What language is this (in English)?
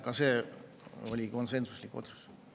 Estonian